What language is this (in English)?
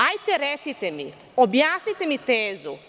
Serbian